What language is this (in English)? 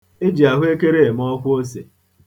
Igbo